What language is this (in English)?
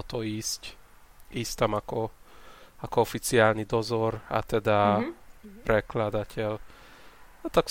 Slovak